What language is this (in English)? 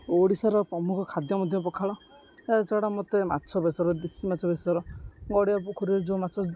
Odia